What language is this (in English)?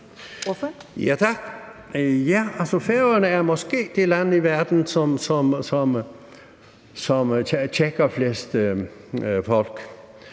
Danish